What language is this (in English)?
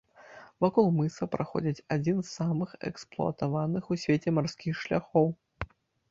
Belarusian